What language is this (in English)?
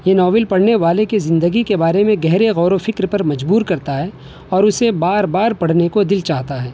Urdu